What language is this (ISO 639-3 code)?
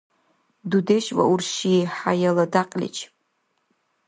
dar